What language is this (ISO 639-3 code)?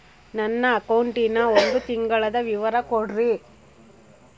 kan